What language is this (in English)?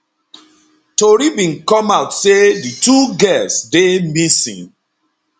Nigerian Pidgin